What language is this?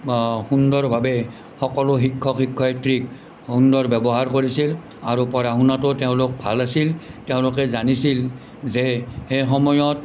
Assamese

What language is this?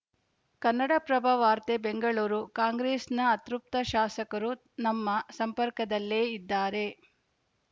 Kannada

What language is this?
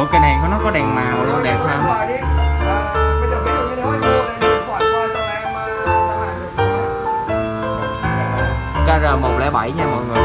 Vietnamese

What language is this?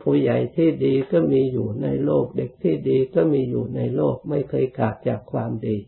Thai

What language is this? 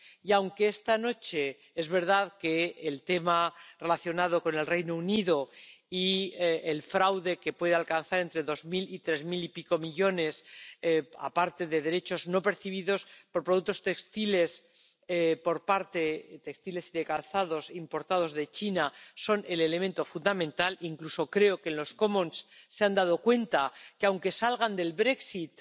Spanish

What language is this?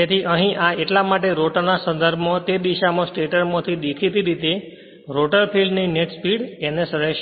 Gujarati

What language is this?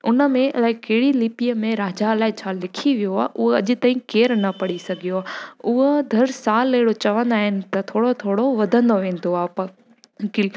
Sindhi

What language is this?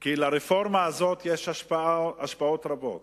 Hebrew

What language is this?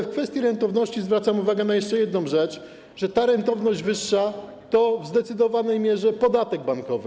Polish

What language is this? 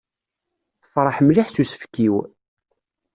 Kabyle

